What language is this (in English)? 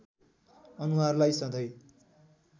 Nepali